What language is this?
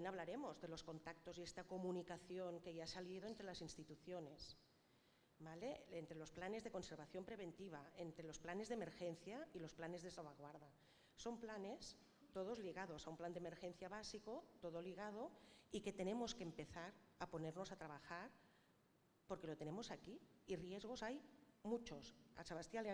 Spanish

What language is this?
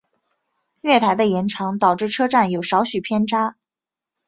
Chinese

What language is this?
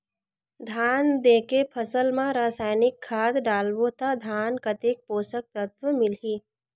Chhattisgarhi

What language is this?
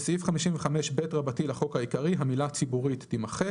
Hebrew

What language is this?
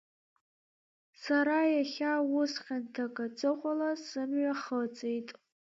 Abkhazian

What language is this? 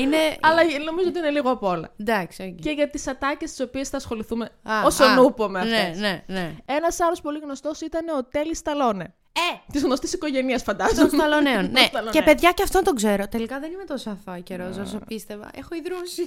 Greek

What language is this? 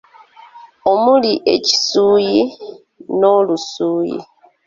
Ganda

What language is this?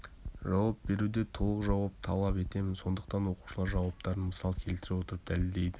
Kazakh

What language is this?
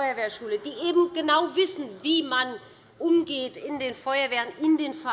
German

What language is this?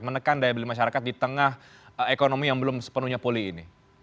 Indonesian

